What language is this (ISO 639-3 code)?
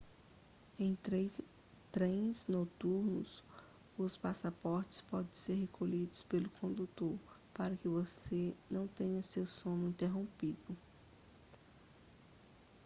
por